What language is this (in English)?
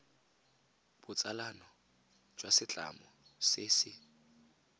Tswana